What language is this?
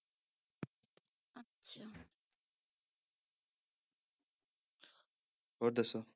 Punjabi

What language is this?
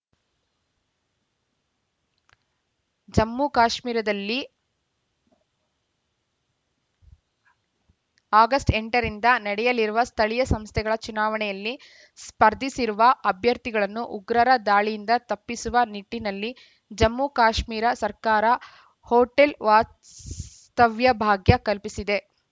Kannada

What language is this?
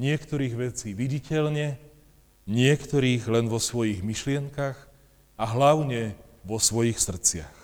Slovak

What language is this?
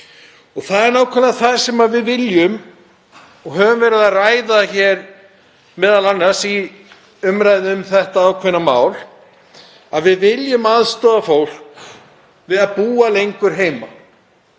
Icelandic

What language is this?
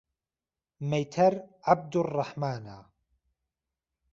Central Kurdish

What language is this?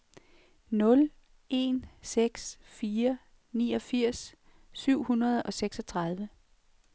Danish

